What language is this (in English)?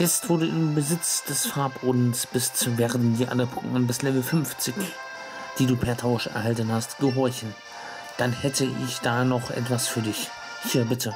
German